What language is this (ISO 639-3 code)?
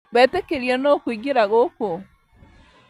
kik